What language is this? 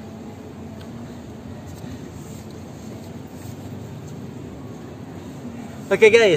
Indonesian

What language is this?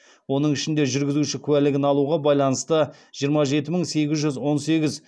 Kazakh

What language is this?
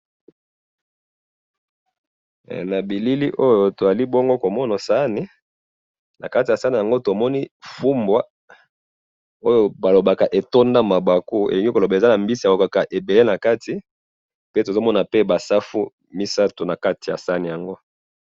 Lingala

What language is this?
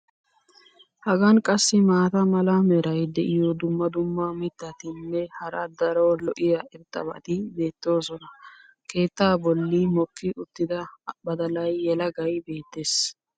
Wolaytta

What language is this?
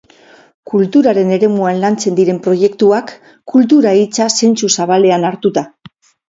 Basque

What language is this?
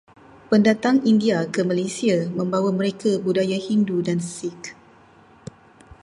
Malay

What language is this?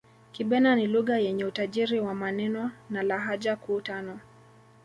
Swahili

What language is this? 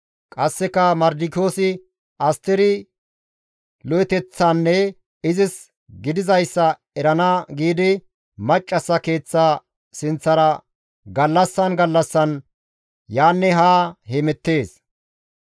Gamo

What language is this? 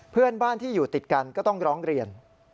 Thai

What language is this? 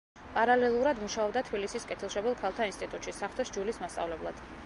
Georgian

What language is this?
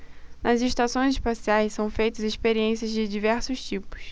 Portuguese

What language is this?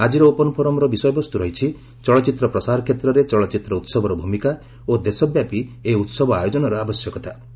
Odia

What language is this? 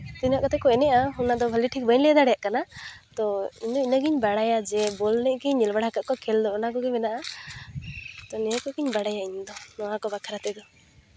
Santali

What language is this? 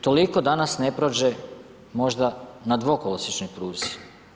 Croatian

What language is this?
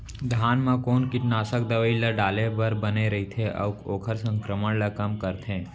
Chhattisgarhi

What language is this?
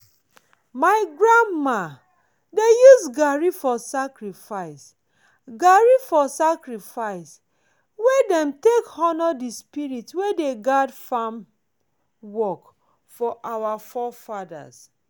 Nigerian Pidgin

